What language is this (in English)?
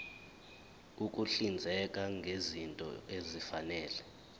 Zulu